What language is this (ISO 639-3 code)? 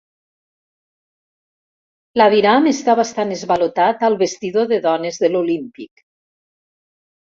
cat